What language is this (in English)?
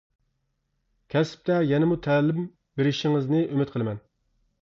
Uyghur